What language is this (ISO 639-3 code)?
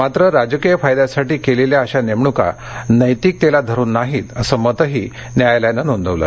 mar